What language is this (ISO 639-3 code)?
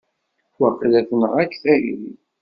kab